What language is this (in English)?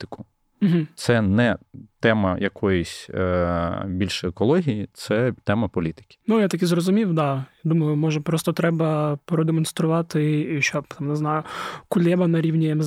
Ukrainian